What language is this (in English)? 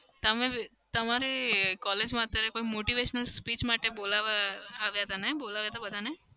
Gujarati